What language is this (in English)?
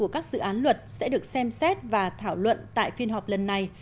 Vietnamese